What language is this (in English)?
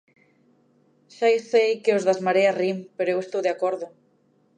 Galician